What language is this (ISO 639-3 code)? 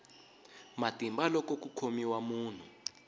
tso